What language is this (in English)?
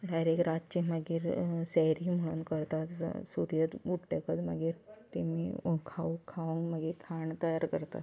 Konkani